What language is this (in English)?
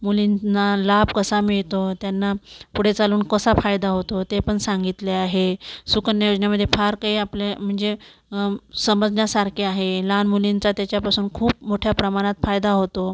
Marathi